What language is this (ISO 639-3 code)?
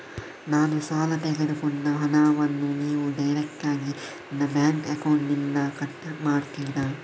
kan